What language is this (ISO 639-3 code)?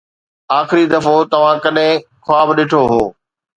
snd